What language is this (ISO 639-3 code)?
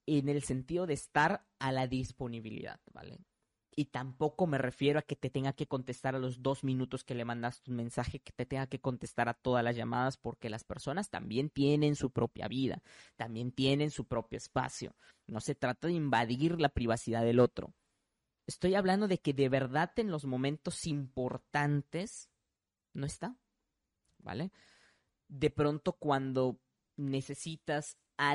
spa